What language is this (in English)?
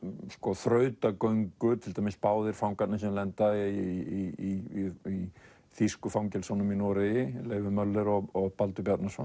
Icelandic